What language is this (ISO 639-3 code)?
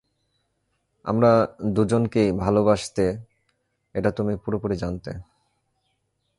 ben